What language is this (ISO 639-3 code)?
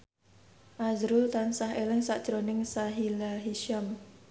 jav